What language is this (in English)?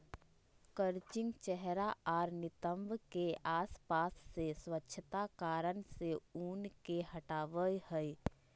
Magahi